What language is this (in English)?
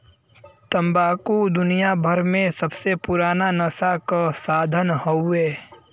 Bhojpuri